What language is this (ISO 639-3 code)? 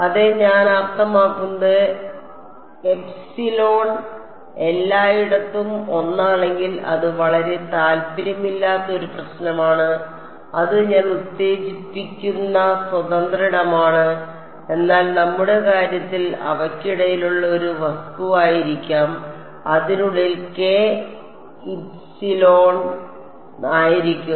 mal